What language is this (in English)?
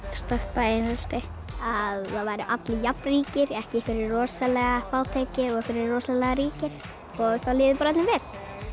Icelandic